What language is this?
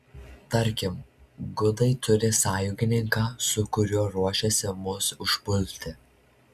Lithuanian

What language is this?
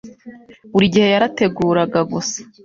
Kinyarwanda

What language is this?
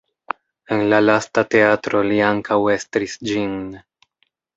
Esperanto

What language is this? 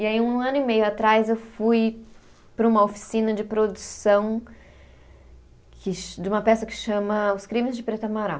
Portuguese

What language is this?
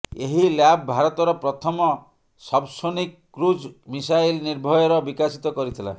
Odia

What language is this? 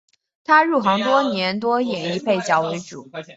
Chinese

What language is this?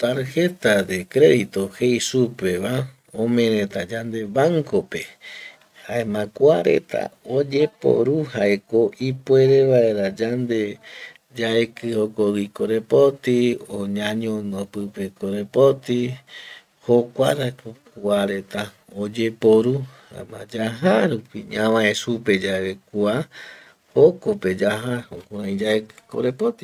Eastern Bolivian Guaraní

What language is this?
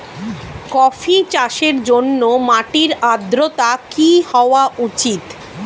Bangla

